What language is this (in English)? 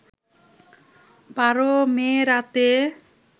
Bangla